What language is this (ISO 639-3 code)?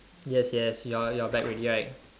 eng